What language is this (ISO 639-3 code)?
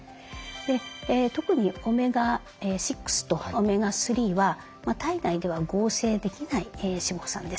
jpn